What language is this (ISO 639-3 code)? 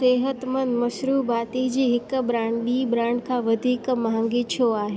snd